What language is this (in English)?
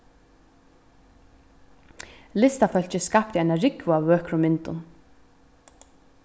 Faroese